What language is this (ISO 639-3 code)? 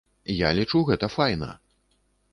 bel